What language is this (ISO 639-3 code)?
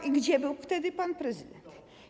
pol